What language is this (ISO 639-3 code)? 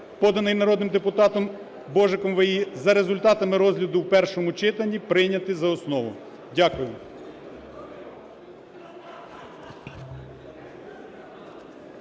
ukr